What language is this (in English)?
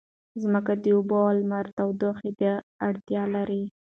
Pashto